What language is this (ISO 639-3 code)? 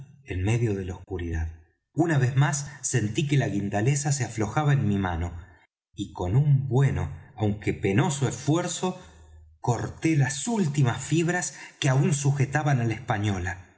spa